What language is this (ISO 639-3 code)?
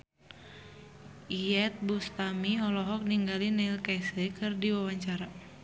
sun